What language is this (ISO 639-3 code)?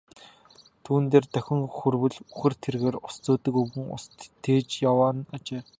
mon